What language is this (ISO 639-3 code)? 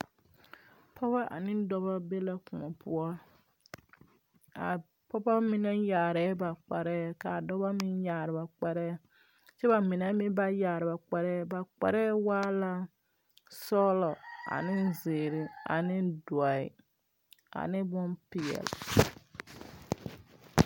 dga